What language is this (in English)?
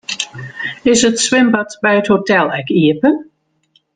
Western Frisian